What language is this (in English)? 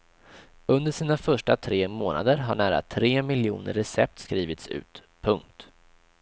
Swedish